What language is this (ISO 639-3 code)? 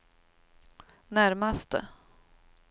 swe